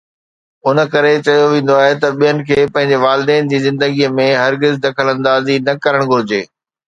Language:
Sindhi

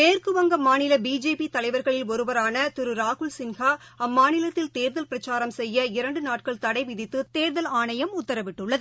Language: Tamil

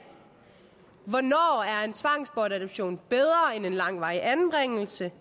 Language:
Danish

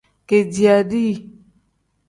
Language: Tem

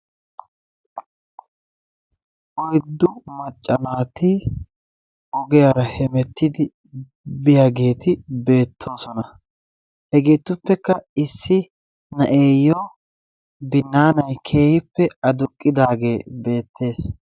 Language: Wolaytta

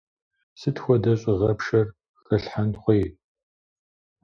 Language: Kabardian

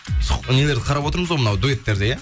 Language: Kazakh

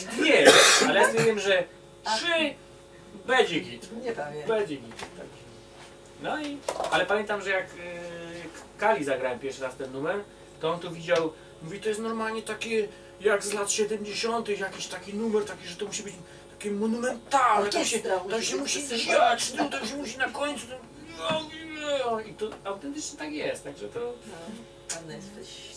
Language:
Polish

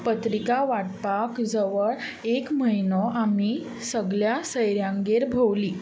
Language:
Konkani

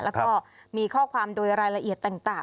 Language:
Thai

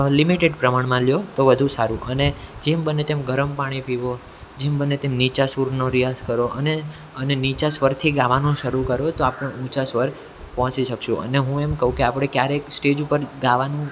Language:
Gujarati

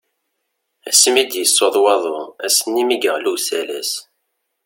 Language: Kabyle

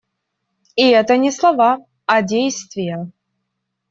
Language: Russian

